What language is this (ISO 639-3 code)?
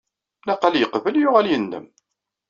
kab